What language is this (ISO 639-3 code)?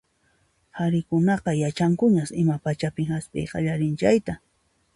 qxp